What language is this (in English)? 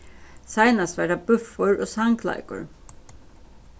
Faroese